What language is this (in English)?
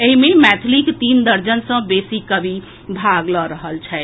Maithili